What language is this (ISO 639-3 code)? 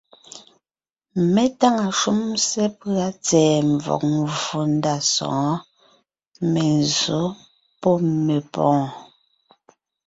nnh